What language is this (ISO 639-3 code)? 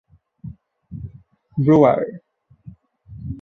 eng